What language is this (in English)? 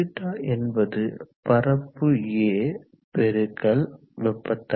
Tamil